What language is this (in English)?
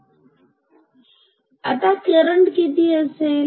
Marathi